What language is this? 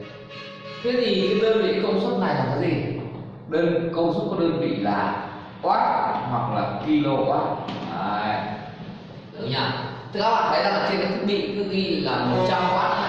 Vietnamese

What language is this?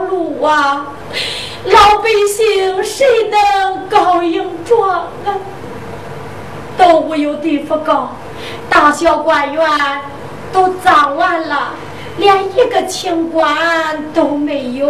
Chinese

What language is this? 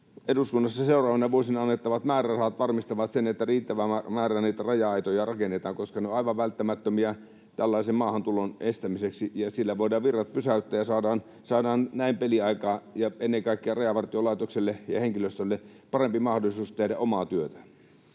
Finnish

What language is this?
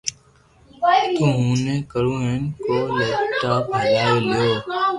Loarki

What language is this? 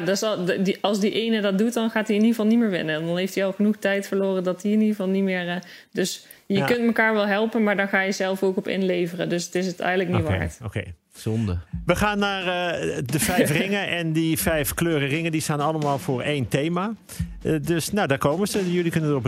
Dutch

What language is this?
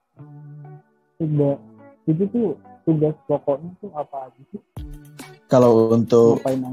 Indonesian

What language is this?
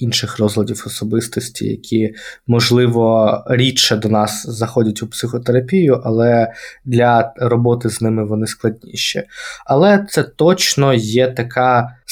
Ukrainian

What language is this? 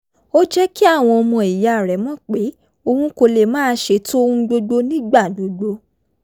Yoruba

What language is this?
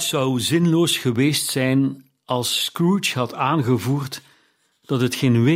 Dutch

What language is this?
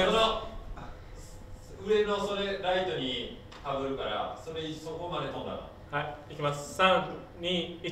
Japanese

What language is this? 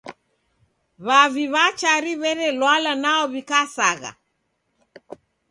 Taita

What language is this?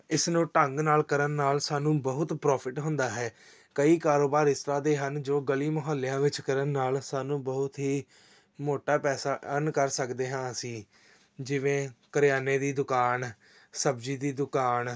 Punjabi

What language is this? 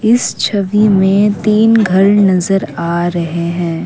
Hindi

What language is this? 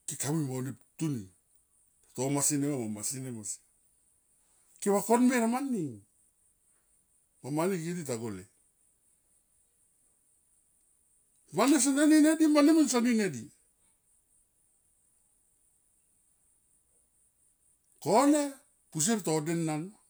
Tomoip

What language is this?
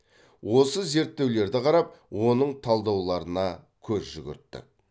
Kazakh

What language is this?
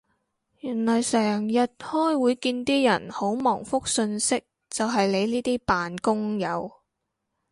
Cantonese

